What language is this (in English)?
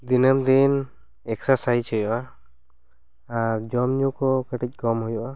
Santali